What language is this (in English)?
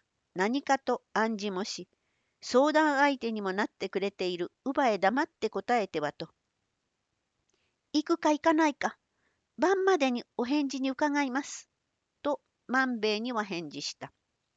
Japanese